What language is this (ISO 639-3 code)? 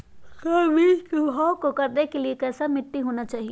mag